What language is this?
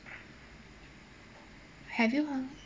English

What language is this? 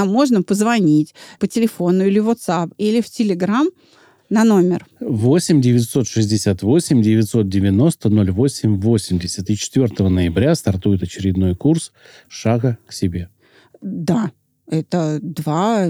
Russian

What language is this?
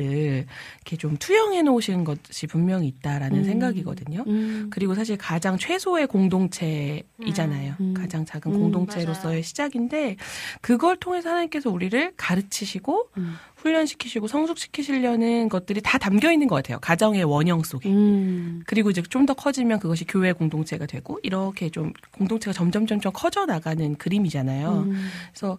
Korean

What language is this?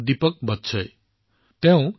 Assamese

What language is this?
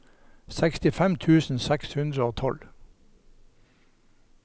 Norwegian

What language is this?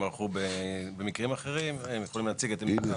Hebrew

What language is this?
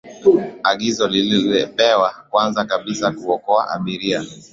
Swahili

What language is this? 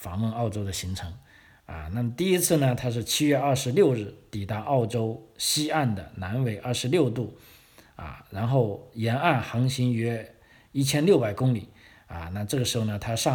Chinese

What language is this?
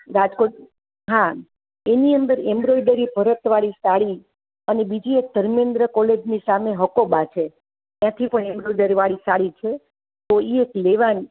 Gujarati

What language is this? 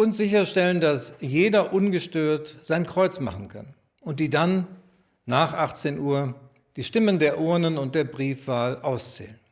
German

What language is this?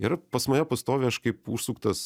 Lithuanian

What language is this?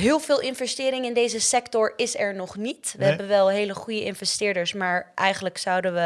Dutch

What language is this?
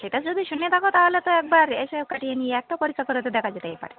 Bangla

